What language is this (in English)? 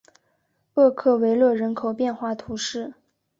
Chinese